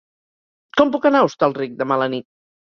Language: Catalan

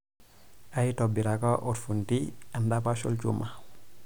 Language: Masai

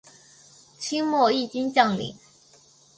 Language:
Chinese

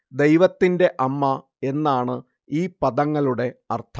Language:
Malayalam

